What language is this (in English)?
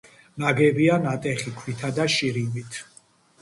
Georgian